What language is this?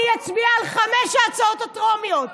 Hebrew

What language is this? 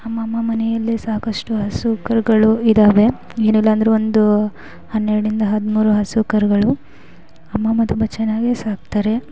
Kannada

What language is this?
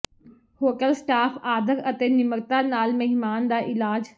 Punjabi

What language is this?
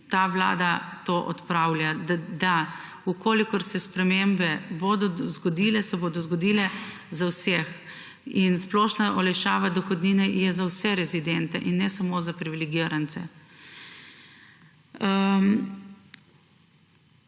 Slovenian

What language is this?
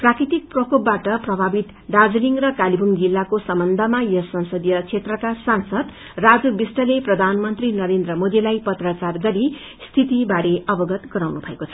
Nepali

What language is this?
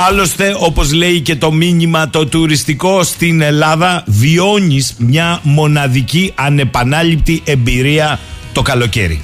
Greek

